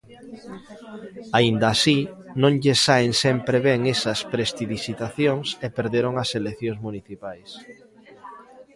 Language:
Galician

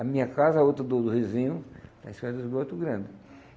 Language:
Portuguese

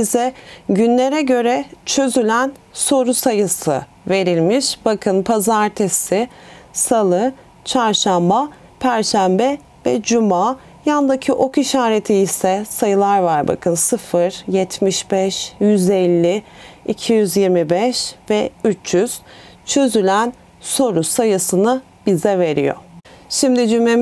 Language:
Turkish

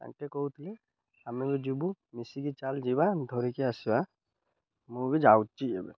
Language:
Odia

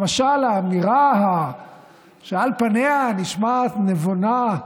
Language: Hebrew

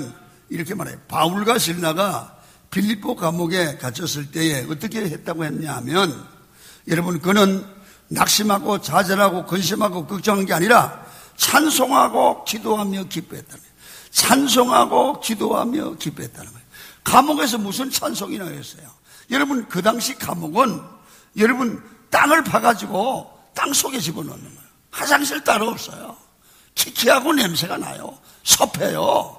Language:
Korean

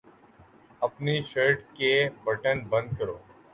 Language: Urdu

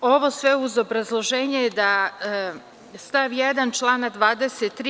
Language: Serbian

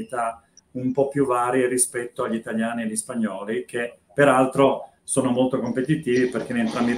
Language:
Italian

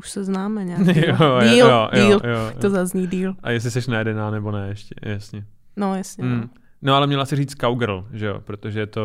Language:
Czech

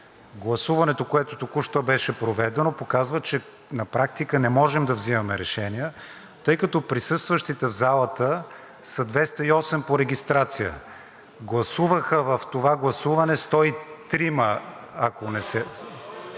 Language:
Bulgarian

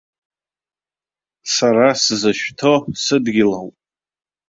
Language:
Abkhazian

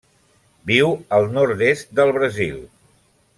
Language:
Catalan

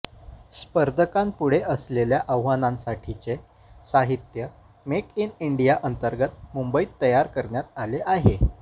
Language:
Marathi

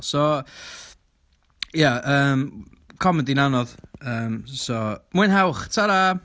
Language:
Welsh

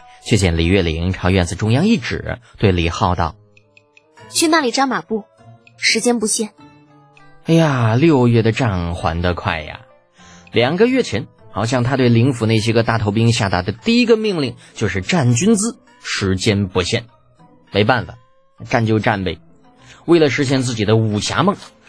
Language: Chinese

